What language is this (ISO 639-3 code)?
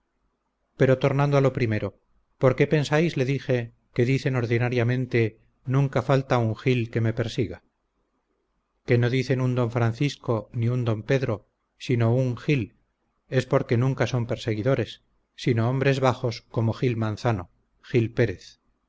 spa